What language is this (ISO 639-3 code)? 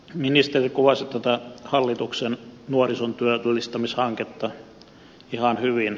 fin